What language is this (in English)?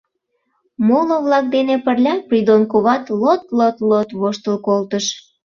Mari